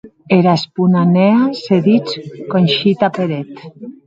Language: Occitan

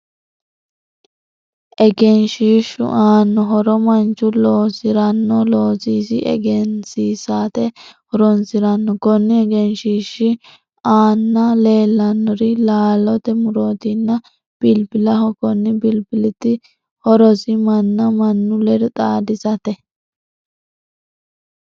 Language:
Sidamo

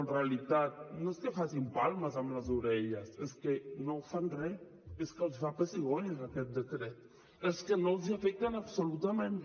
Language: Catalan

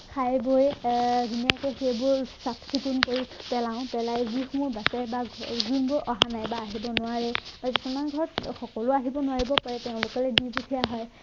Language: Assamese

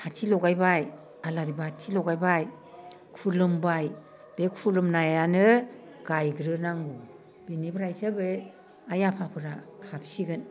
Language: Bodo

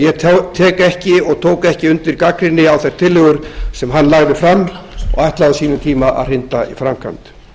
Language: Icelandic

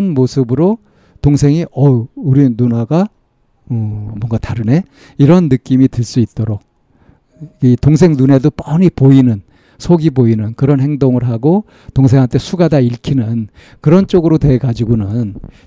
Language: Korean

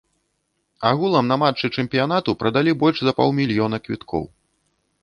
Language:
Belarusian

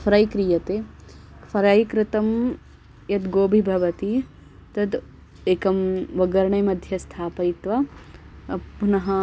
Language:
Sanskrit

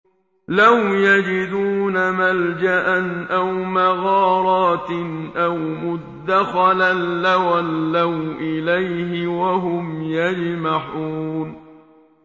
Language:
Arabic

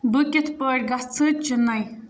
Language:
Kashmiri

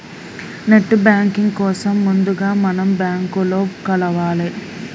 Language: Telugu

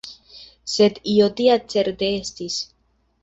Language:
Esperanto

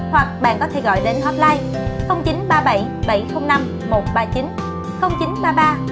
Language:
Vietnamese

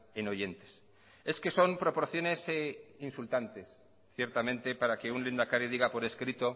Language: Spanish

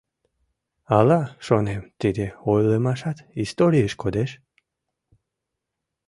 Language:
Mari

